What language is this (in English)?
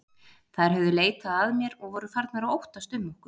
Icelandic